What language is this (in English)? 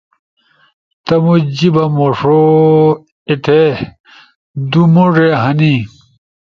Ushojo